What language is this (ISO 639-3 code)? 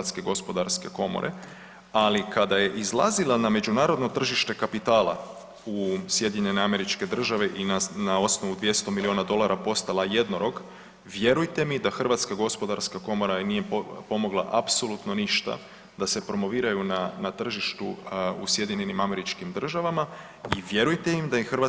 hrv